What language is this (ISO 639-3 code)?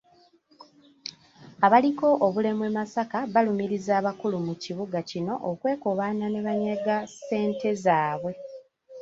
lug